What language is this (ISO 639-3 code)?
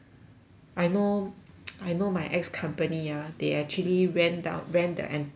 eng